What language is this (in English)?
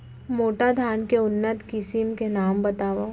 Chhattisgarhi